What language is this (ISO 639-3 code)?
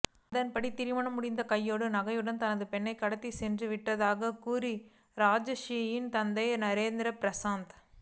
tam